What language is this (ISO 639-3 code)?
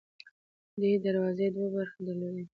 pus